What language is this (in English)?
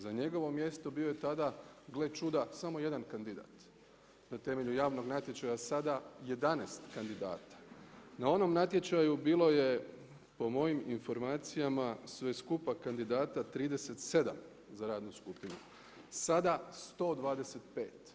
Croatian